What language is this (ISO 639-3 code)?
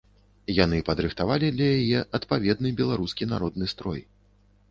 bel